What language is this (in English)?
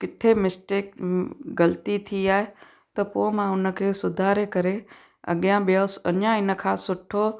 Sindhi